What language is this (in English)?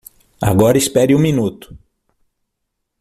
Portuguese